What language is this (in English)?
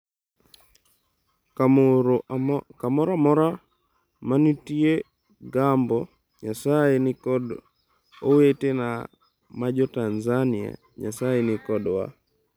Luo (Kenya and Tanzania)